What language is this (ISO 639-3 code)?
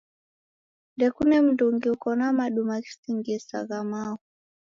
dav